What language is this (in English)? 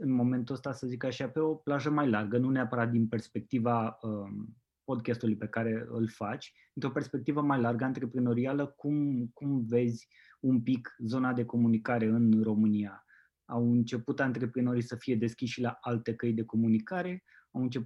Romanian